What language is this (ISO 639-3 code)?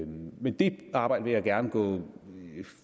dan